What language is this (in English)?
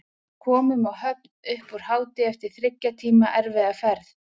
Icelandic